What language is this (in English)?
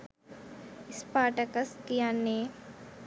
Sinhala